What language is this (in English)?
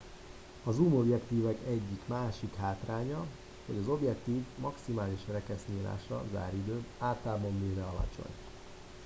Hungarian